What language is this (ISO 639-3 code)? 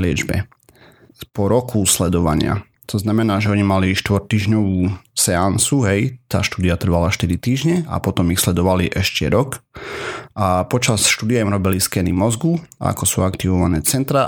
slk